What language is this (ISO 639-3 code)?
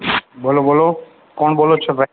guj